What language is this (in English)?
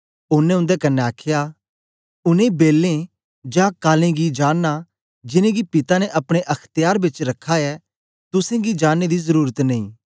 Dogri